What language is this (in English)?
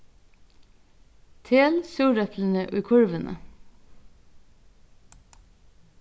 Faroese